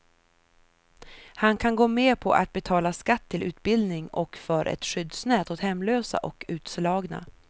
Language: Swedish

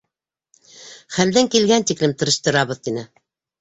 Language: Bashkir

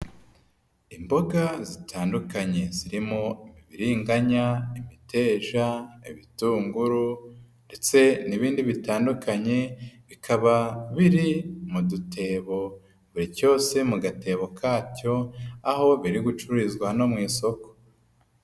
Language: Kinyarwanda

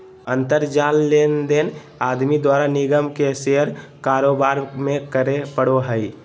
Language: Magahi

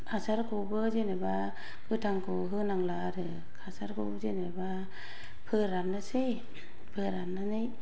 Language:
Bodo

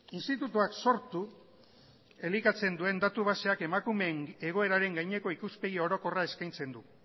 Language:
Basque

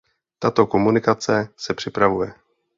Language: Czech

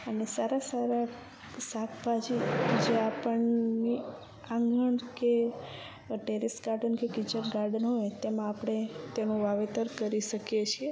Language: Gujarati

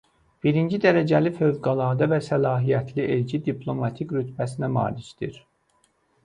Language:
Azerbaijani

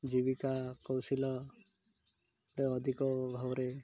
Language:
Odia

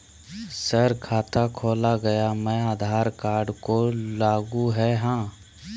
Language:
Magahi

